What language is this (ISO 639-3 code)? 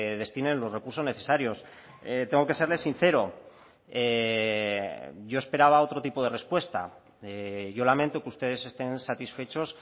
spa